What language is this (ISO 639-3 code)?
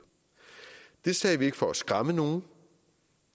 dan